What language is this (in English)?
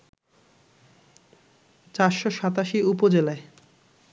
Bangla